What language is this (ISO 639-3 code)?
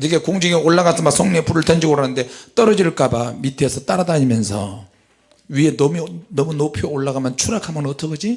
kor